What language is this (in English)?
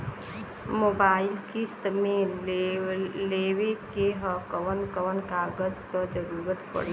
Bhojpuri